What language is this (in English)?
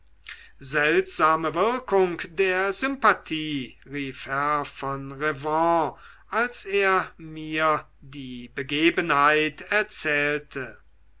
German